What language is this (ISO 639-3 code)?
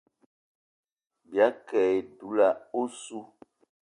eto